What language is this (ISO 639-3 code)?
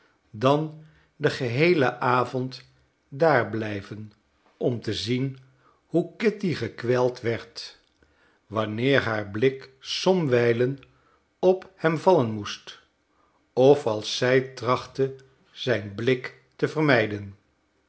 nld